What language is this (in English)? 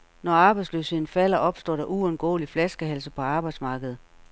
Danish